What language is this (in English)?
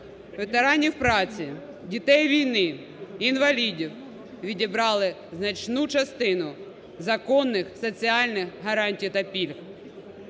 Ukrainian